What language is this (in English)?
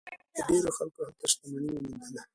Pashto